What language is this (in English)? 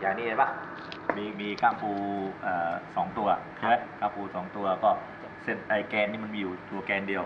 Thai